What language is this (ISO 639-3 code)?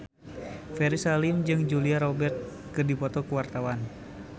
sun